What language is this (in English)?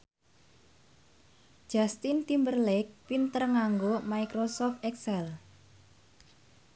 Javanese